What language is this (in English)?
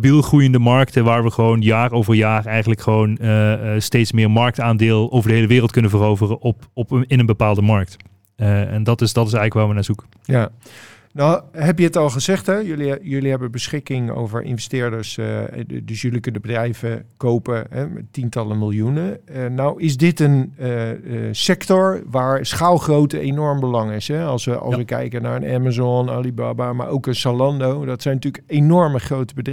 Dutch